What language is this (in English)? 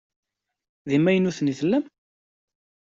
Kabyle